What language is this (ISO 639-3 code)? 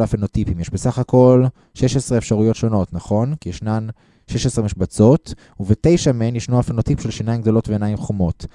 heb